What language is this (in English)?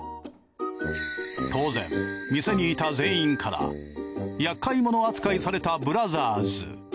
Japanese